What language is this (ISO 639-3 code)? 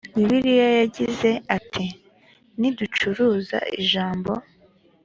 kin